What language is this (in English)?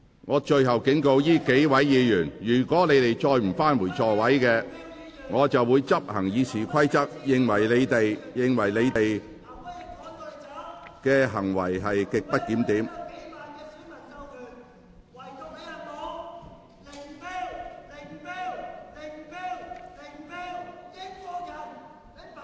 Cantonese